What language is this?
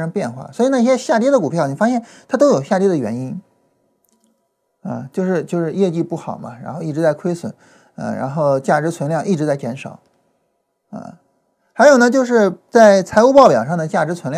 Chinese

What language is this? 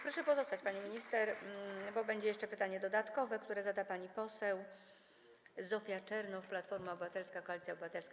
Polish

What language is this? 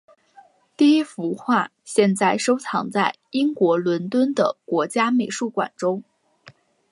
Chinese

